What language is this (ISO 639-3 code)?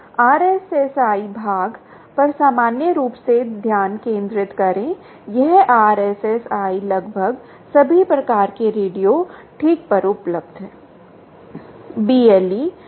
hin